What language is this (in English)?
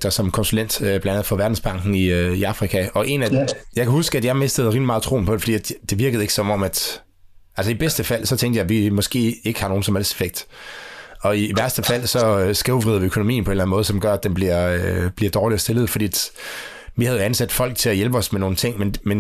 Danish